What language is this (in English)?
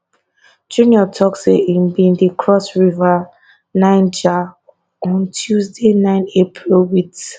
Nigerian Pidgin